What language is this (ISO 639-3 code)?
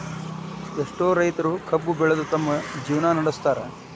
kan